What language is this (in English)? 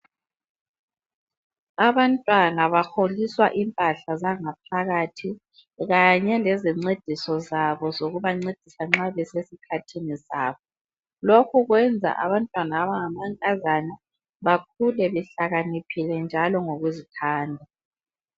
North Ndebele